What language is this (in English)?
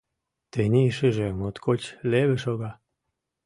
Mari